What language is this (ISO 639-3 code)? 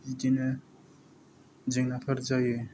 brx